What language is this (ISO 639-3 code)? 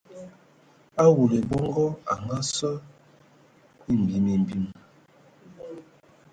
ewo